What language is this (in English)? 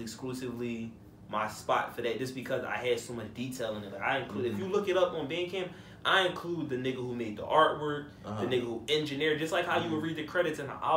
English